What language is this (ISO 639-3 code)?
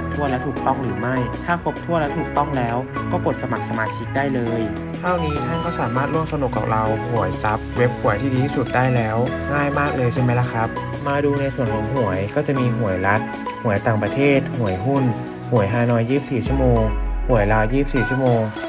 tha